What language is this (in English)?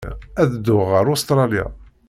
Kabyle